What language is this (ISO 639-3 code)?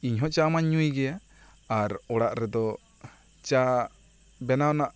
sat